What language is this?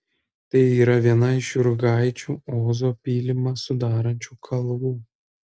Lithuanian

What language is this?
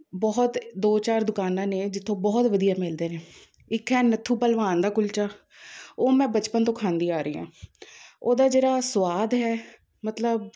Punjabi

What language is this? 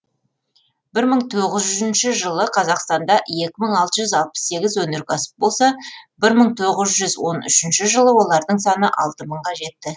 Kazakh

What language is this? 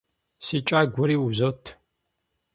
Kabardian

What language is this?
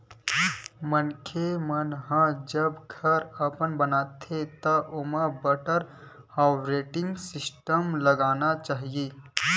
Chhattisgarhi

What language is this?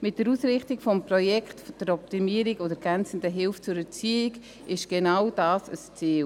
Swiss German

